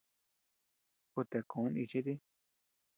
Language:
Tepeuxila Cuicatec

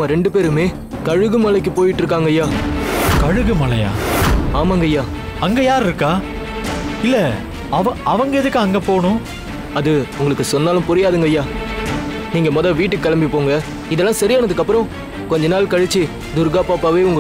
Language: Tamil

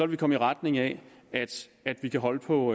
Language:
Danish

